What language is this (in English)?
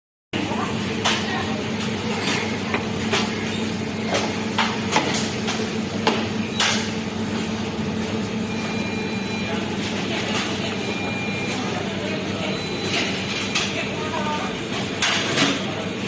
Indonesian